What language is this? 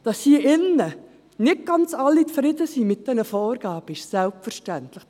Swiss German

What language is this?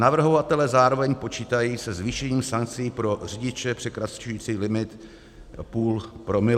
Czech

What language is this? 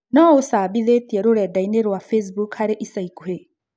Kikuyu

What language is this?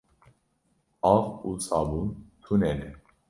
Kurdish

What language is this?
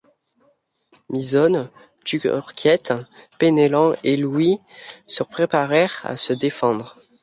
French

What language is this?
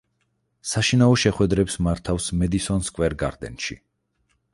Georgian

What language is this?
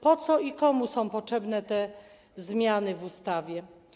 Polish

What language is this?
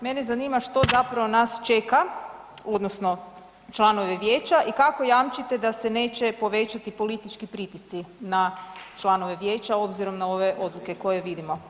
Croatian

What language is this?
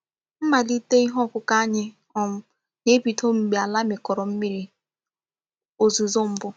Igbo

